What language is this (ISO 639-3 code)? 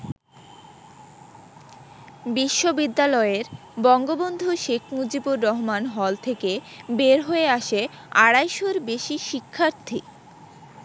ben